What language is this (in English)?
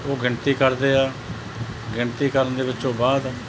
Punjabi